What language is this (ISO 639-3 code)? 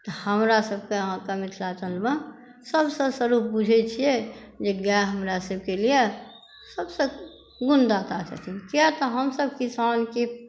mai